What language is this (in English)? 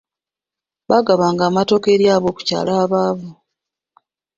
Ganda